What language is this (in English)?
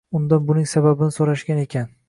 Uzbek